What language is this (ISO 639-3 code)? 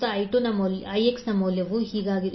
kan